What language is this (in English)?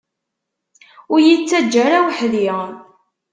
Kabyle